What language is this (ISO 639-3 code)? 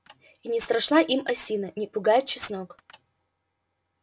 rus